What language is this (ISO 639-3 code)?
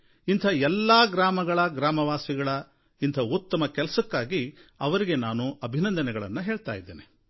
kan